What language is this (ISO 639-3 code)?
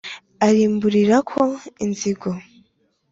kin